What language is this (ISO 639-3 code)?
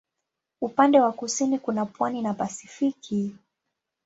swa